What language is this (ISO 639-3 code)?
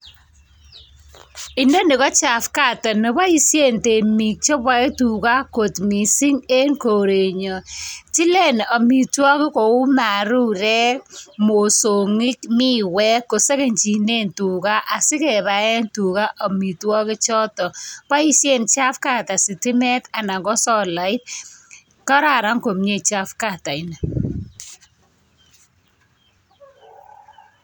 kln